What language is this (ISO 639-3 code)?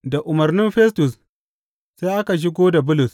hau